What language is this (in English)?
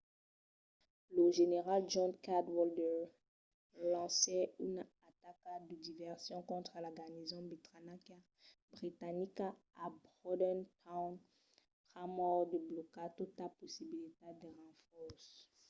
Occitan